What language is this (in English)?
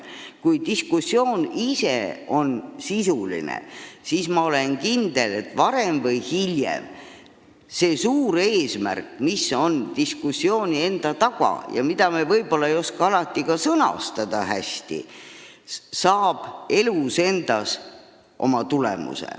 Estonian